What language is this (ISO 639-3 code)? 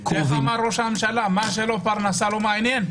heb